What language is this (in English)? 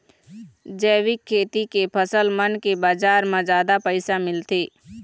Chhattisgarhi